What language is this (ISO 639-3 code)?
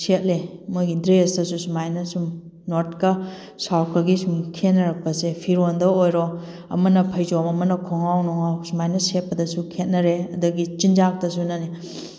mni